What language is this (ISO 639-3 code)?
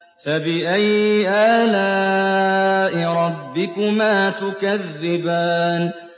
ara